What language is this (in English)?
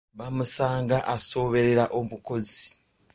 Ganda